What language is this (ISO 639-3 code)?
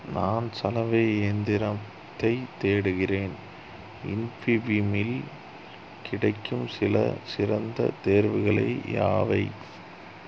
tam